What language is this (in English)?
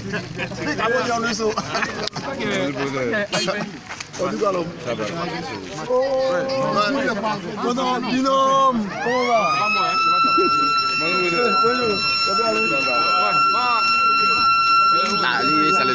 French